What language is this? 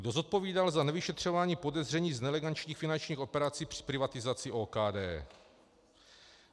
Czech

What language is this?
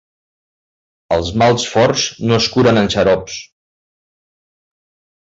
Catalan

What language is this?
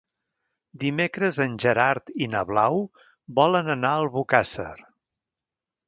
Catalan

